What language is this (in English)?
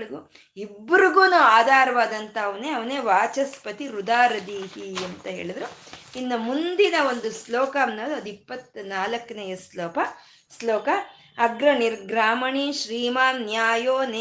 Kannada